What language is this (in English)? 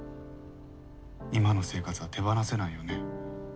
Japanese